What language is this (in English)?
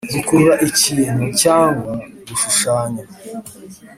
Kinyarwanda